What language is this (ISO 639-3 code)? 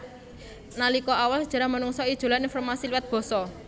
jav